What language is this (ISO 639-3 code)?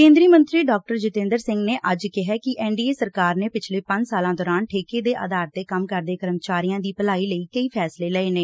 pan